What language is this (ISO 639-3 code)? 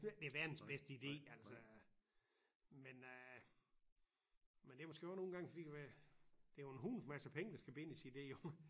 dan